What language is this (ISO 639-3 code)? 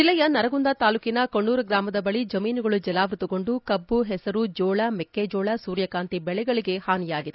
kan